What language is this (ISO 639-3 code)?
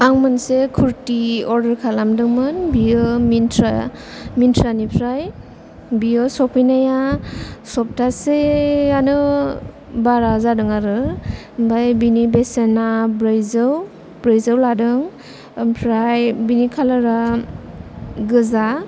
brx